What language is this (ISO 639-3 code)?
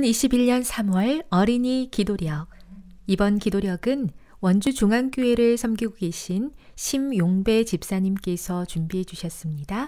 kor